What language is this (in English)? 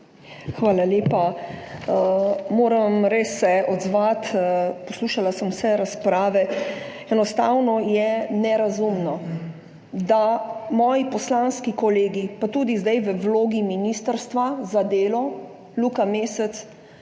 Slovenian